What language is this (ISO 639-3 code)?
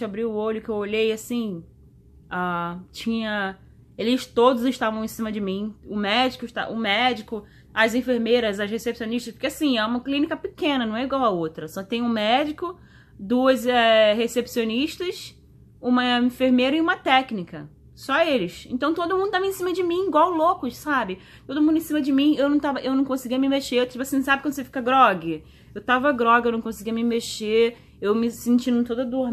por